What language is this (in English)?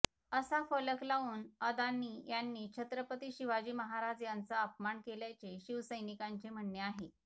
Marathi